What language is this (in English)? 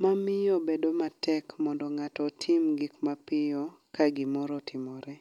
Luo (Kenya and Tanzania)